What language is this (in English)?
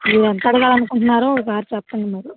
Telugu